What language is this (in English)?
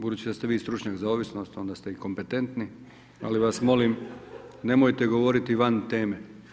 Croatian